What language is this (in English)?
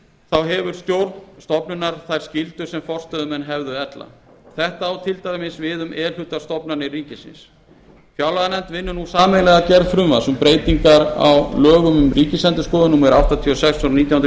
Icelandic